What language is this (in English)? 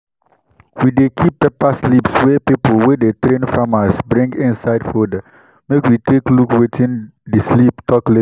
Nigerian Pidgin